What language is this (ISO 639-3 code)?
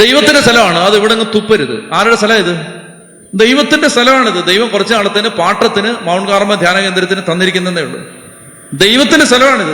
mal